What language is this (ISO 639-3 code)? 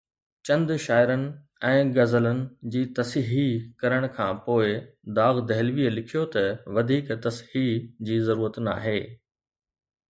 snd